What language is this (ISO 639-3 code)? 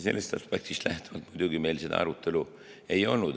est